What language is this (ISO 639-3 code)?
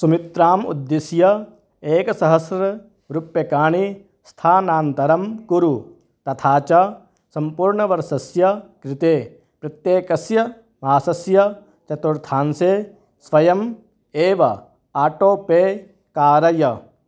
san